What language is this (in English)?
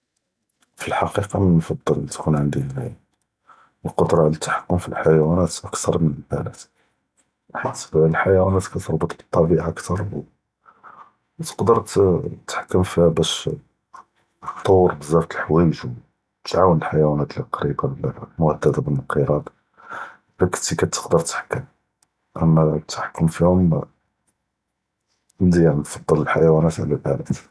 Judeo-Arabic